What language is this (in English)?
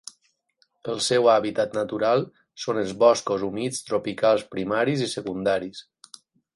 Catalan